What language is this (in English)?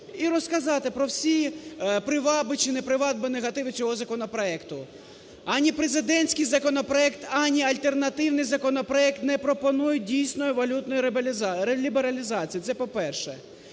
Ukrainian